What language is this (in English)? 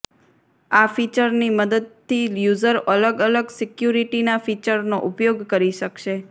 Gujarati